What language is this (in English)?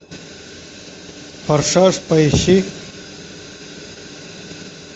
Russian